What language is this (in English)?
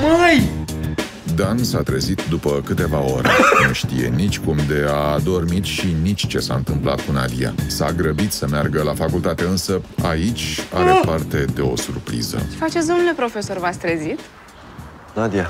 Romanian